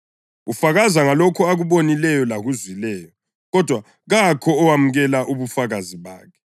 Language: North Ndebele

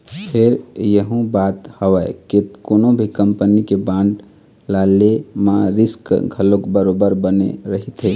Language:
Chhattisgarhi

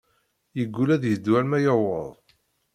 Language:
Kabyle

